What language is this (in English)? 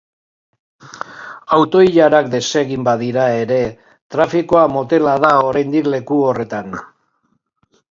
Basque